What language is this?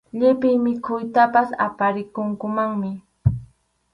Arequipa-La Unión Quechua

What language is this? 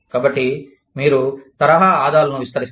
Telugu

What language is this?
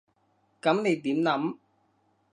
Cantonese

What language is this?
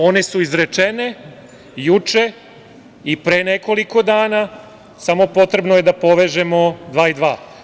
Serbian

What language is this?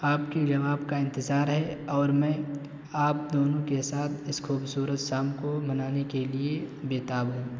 Urdu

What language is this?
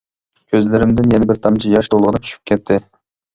Uyghur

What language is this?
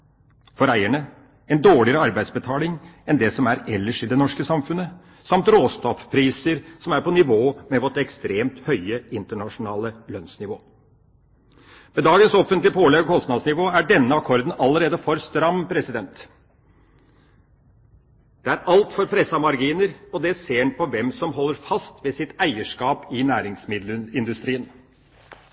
Norwegian Bokmål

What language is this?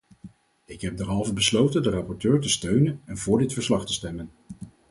Dutch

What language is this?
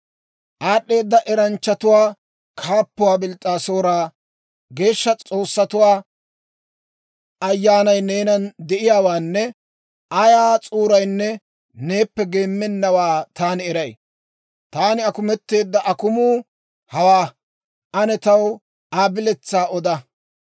Dawro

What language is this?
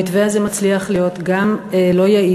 Hebrew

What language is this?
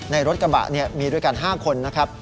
Thai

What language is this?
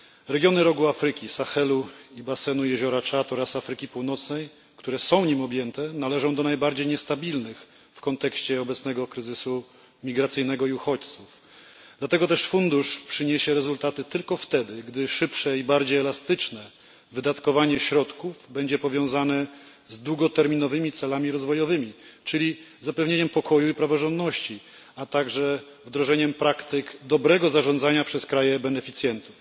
Polish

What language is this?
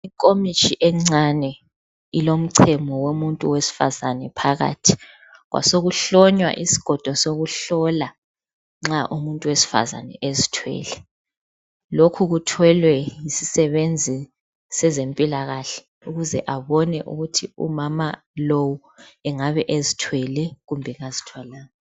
North Ndebele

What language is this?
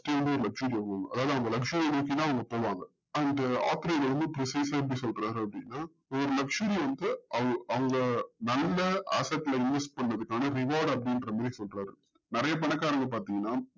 Tamil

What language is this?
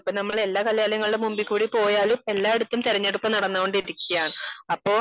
Malayalam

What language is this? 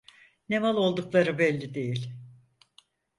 Turkish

